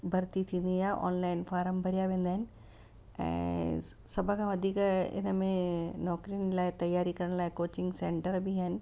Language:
Sindhi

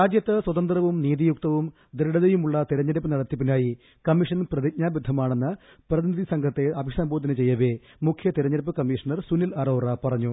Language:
Malayalam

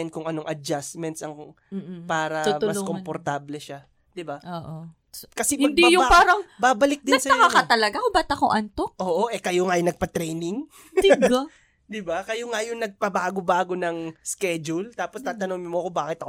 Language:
Filipino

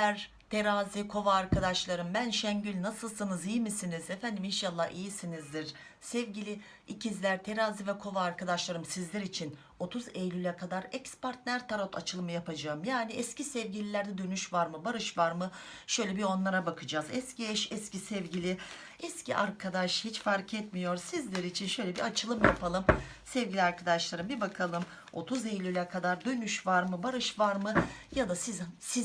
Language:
Turkish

